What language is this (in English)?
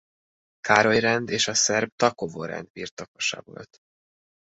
Hungarian